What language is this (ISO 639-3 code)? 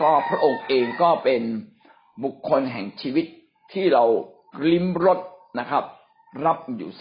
tha